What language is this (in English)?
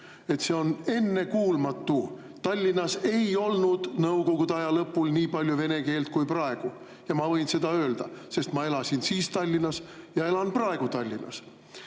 Estonian